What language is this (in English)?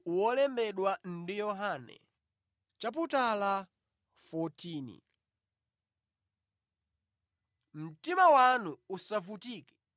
Nyanja